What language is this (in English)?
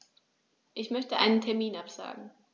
German